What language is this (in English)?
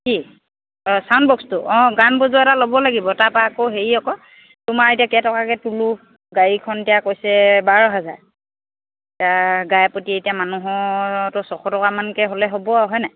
Assamese